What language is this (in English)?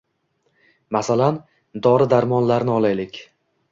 Uzbek